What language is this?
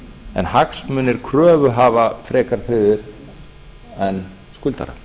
Icelandic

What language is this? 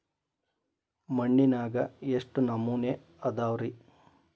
Kannada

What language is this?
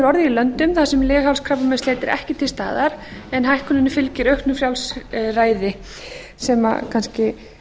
Icelandic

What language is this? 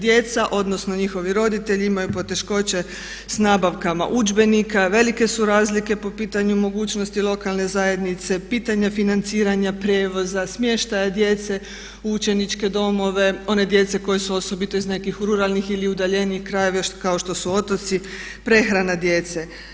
Croatian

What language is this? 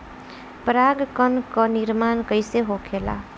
Bhojpuri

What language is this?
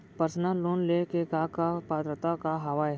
Chhattisgarhi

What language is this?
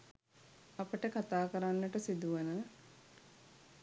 Sinhala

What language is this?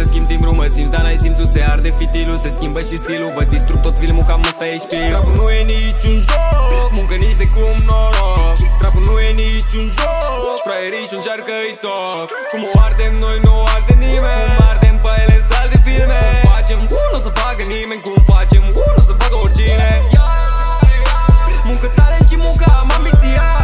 Romanian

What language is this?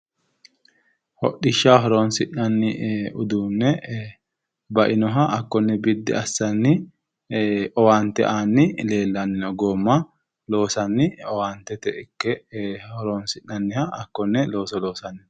Sidamo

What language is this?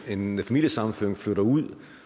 Danish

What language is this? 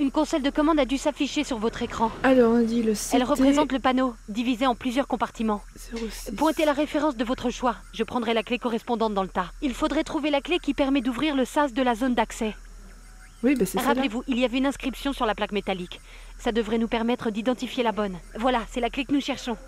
French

